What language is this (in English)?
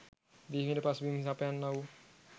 Sinhala